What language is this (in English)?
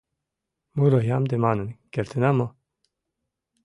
Mari